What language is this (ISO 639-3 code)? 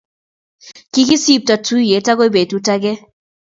kln